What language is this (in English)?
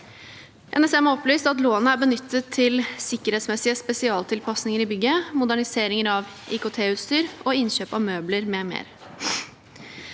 Norwegian